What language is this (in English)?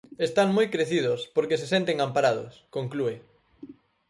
Galician